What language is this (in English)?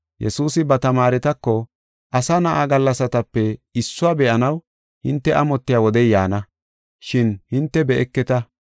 Gofa